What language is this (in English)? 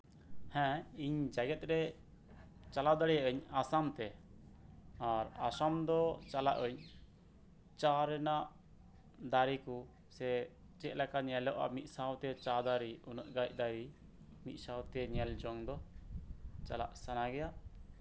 Santali